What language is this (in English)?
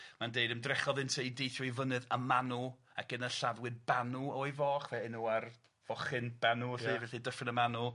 Welsh